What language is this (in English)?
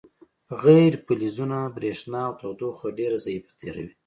Pashto